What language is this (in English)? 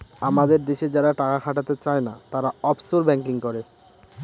Bangla